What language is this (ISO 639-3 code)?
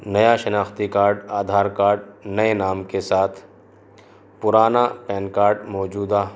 urd